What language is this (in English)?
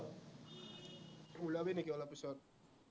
Assamese